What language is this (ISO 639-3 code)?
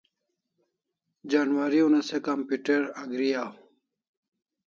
kls